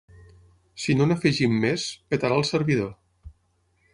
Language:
Catalan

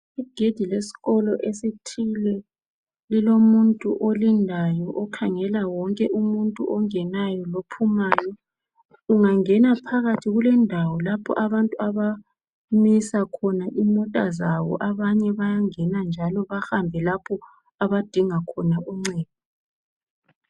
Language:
North Ndebele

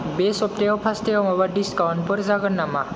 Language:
Bodo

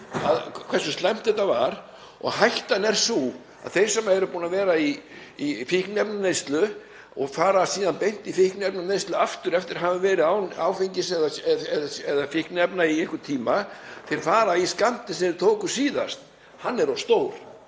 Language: Icelandic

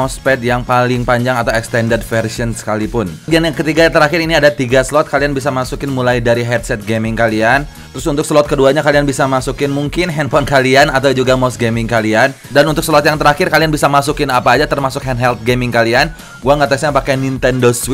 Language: Indonesian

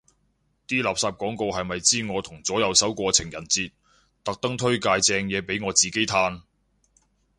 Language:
Cantonese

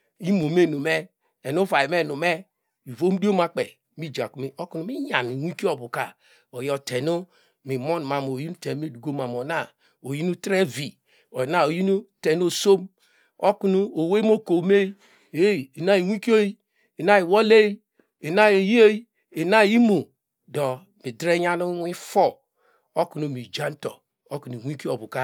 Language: Degema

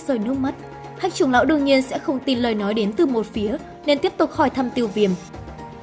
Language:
Vietnamese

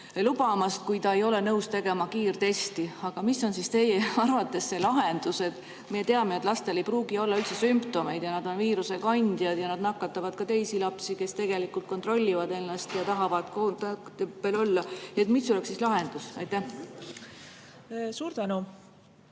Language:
Estonian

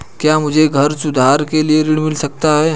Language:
Hindi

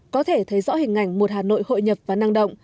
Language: Vietnamese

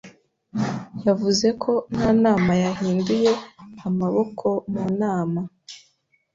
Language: Kinyarwanda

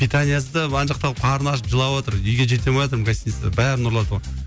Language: Kazakh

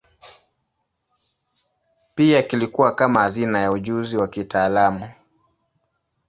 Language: Swahili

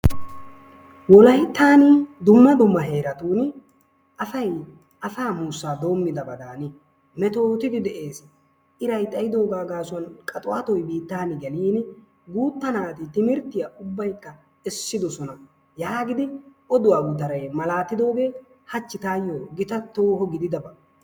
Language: Wolaytta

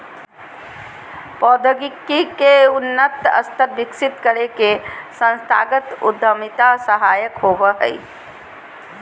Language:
Magahi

